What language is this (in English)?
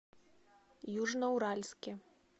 Russian